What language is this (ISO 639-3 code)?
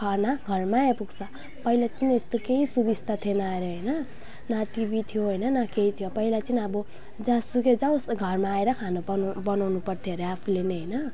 nep